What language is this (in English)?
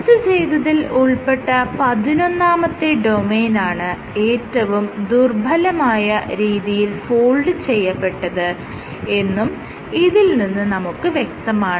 Malayalam